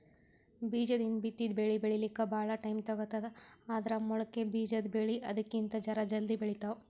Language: Kannada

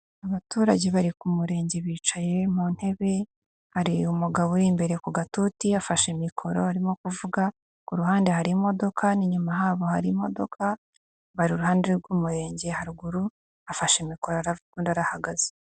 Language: Kinyarwanda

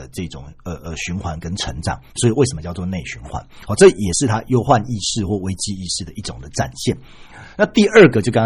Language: Chinese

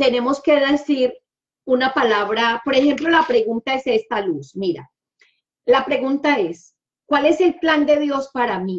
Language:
Spanish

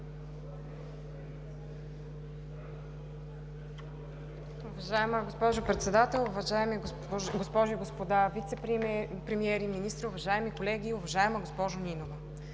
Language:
Bulgarian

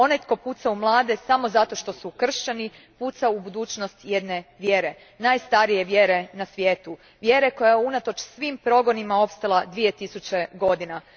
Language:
Croatian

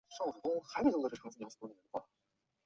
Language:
Chinese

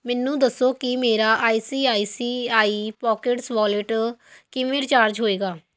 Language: Punjabi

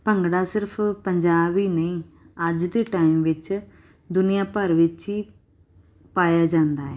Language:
Punjabi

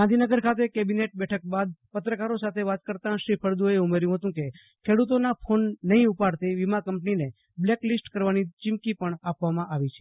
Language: Gujarati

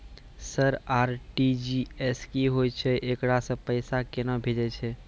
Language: Maithili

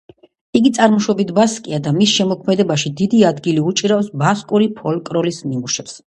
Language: Georgian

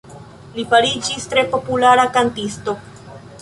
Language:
Esperanto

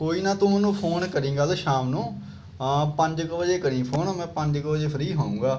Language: Punjabi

